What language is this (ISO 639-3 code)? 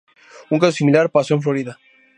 spa